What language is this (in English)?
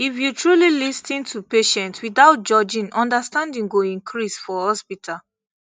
Nigerian Pidgin